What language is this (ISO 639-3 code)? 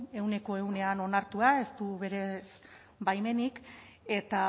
eus